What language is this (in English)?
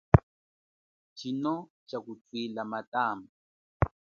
Chokwe